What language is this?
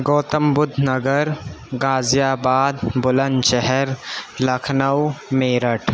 Urdu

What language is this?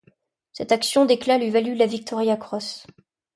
French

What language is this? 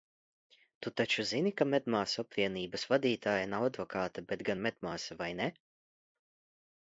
Latvian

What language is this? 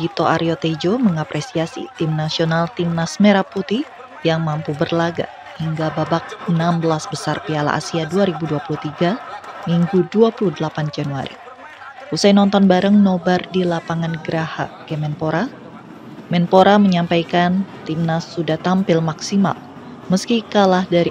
Indonesian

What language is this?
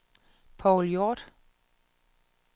Danish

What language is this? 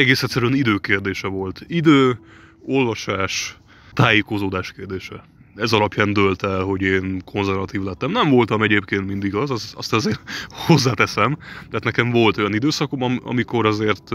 Hungarian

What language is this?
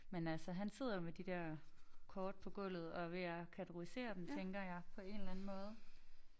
Danish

